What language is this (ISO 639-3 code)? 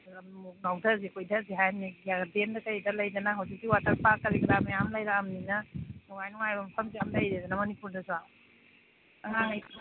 mni